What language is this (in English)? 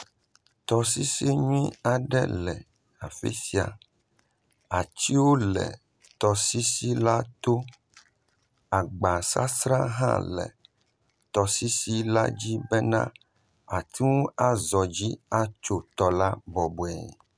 Ewe